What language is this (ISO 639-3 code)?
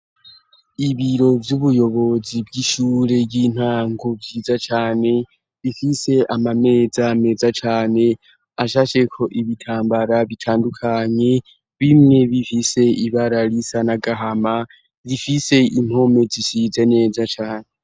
run